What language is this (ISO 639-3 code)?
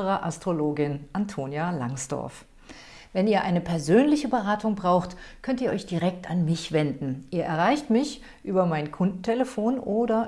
deu